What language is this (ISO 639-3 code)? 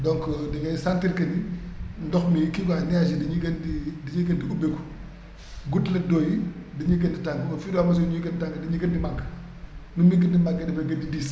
wol